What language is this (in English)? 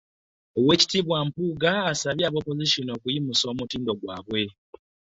Ganda